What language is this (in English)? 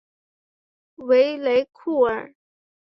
Chinese